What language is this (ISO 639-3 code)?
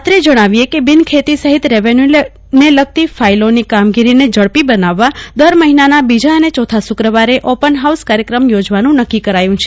guj